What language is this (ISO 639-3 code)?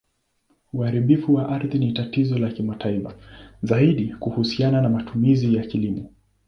swa